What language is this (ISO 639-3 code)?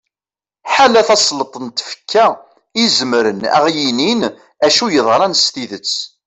kab